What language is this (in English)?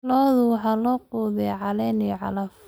Somali